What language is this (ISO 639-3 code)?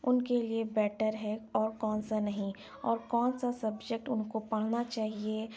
urd